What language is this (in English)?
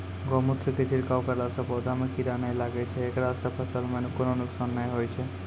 Maithili